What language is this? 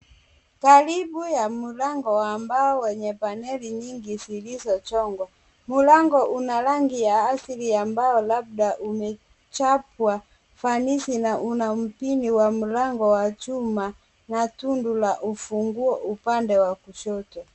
Swahili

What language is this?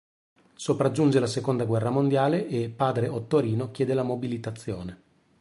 Italian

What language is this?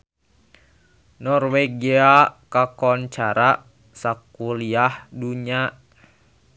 Sundanese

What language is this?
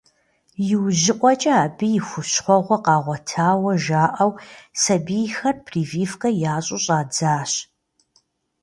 Kabardian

